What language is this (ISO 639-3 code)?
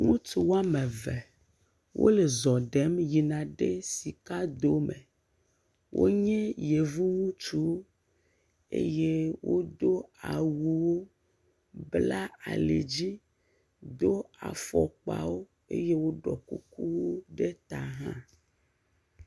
ewe